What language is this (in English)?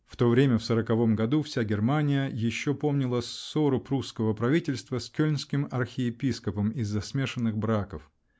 Russian